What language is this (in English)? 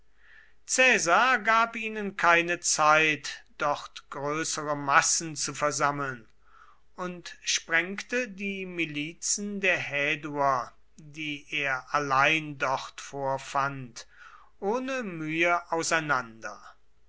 German